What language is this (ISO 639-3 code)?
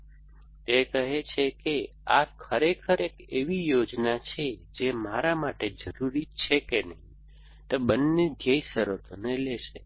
guj